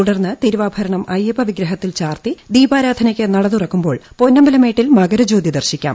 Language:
Malayalam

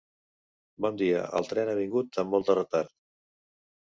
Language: Catalan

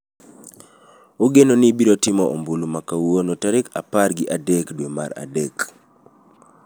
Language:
Luo (Kenya and Tanzania)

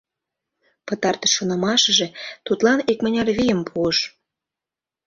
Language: Mari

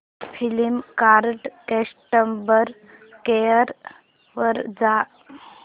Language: Marathi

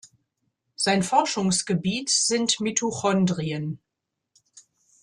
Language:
German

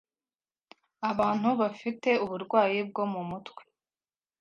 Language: Kinyarwanda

